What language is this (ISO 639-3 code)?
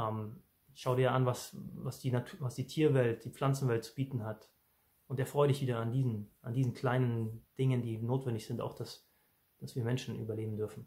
deu